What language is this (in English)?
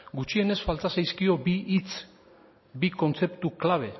Basque